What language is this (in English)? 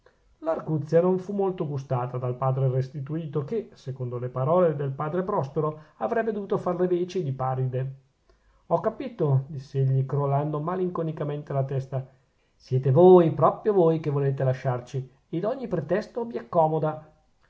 Italian